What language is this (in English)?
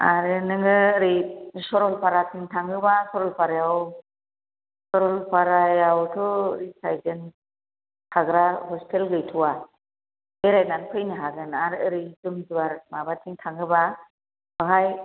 Bodo